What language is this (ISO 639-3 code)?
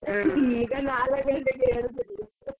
kan